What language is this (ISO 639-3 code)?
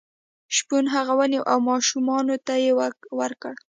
pus